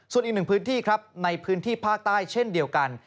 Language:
Thai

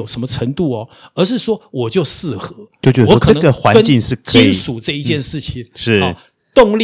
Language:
Chinese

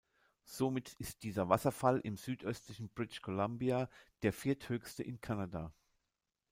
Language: German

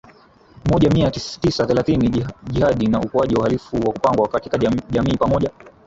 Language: Swahili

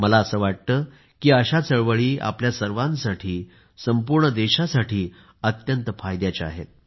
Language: Marathi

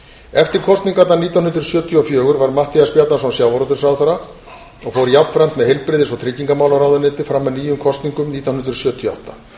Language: Icelandic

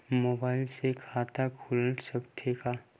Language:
Chhattisgarhi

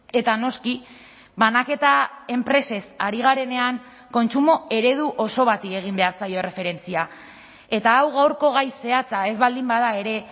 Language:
Basque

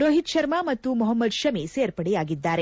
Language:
Kannada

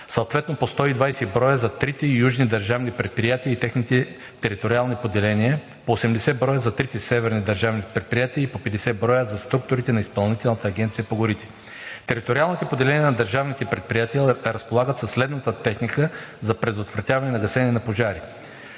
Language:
Bulgarian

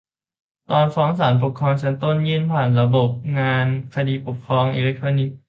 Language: Thai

